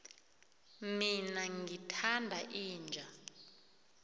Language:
South Ndebele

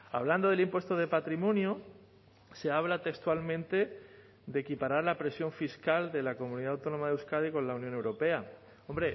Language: Spanish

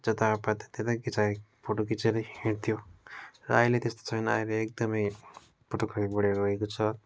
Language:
Nepali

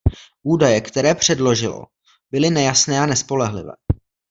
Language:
Czech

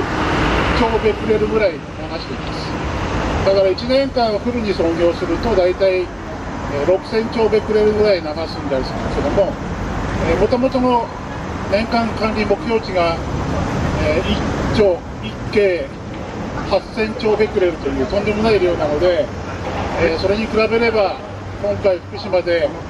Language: Japanese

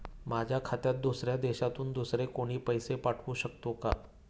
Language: Marathi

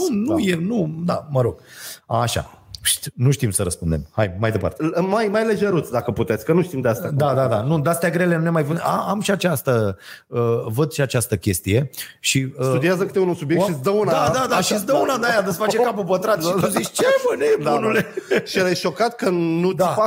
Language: Romanian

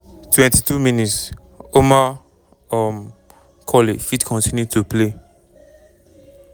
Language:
Nigerian Pidgin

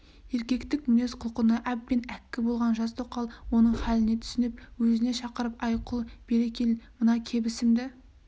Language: Kazakh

